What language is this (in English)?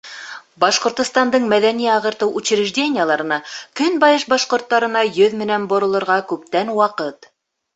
Bashkir